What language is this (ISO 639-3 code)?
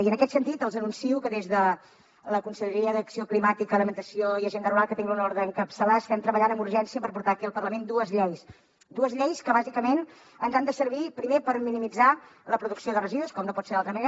cat